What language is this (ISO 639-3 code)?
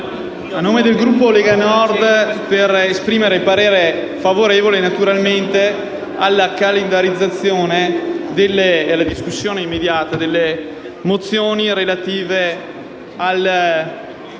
ita